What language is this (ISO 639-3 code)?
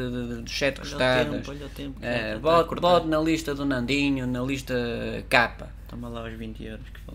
por